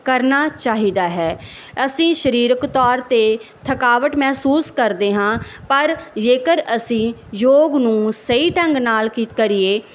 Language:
Punjabi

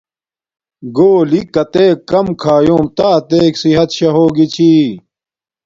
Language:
Domaaki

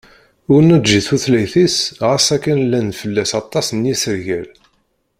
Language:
Kabyle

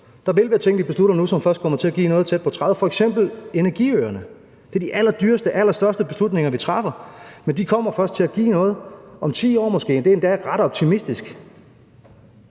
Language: Danish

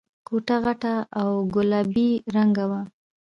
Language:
Pashto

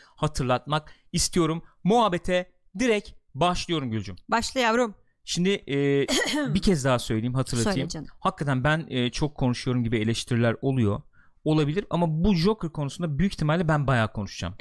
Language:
Turkish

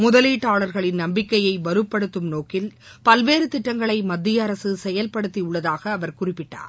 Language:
Tamil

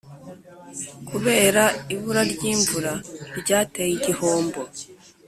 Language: Kinyarwanda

